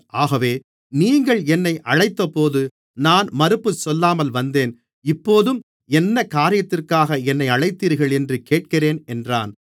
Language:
Tamil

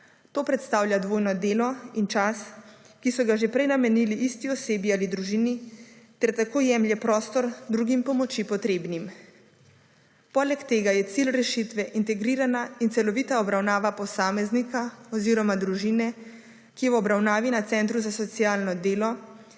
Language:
Slovenian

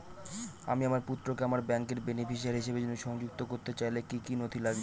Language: Bangla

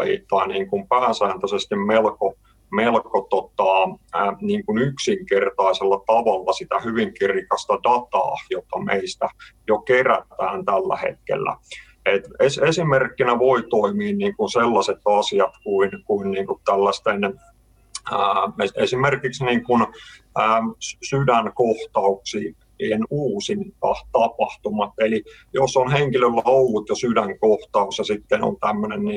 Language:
Finnish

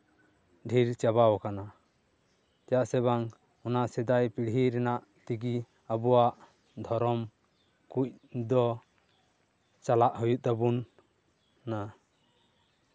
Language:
Santali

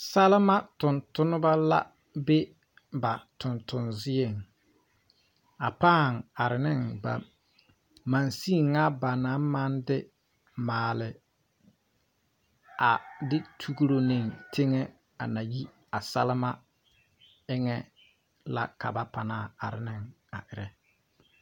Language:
Southern Dagaare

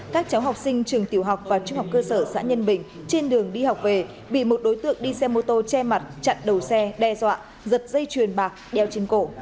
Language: Vietnamese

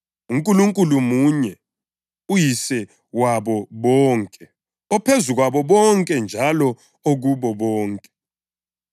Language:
North Ndebele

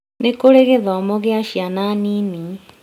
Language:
Kikuyu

